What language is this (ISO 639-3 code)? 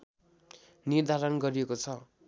nep